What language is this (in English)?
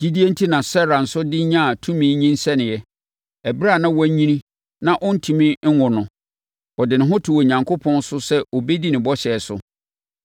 Akan